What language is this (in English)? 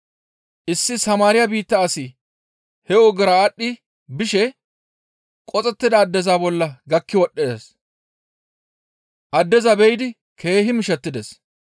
Gamo